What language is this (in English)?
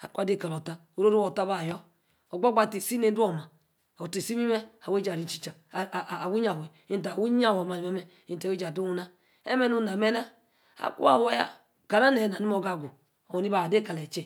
Yace